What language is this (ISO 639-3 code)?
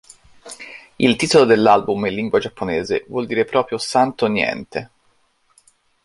ita